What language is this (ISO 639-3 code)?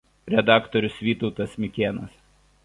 lit